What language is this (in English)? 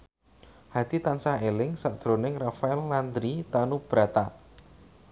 Javanese